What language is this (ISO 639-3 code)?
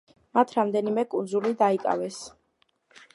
kat